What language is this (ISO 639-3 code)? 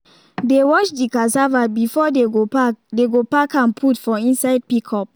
pcm